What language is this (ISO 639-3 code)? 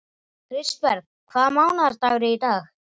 isl